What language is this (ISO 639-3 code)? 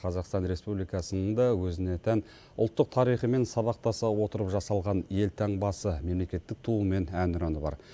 kaz